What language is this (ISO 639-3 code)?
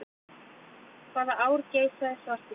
isl